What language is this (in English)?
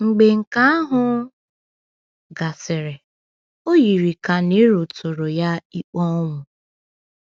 Igbo